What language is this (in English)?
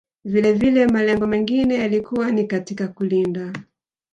Swahili